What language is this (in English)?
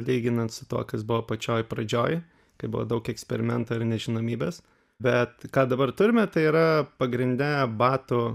Lithuanian